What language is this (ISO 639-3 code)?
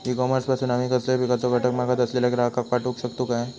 mar